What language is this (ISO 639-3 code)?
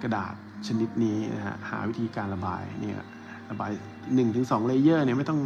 tha